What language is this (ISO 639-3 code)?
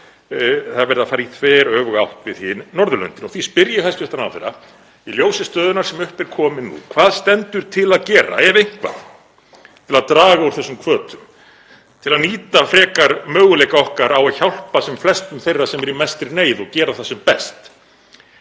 isl